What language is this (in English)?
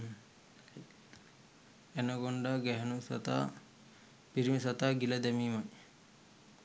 Sinhala